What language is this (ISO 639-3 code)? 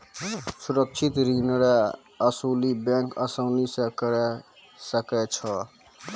mai